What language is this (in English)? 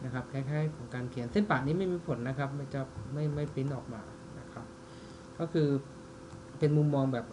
Thai